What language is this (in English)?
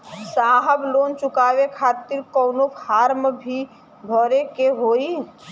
Bhojpuri